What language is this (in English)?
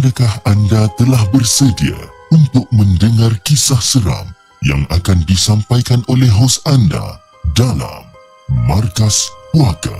Malay